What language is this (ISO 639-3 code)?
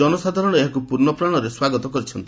ori